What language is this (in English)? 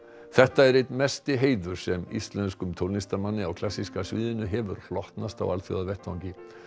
Icelandic